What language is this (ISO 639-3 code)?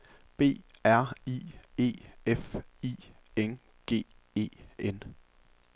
dan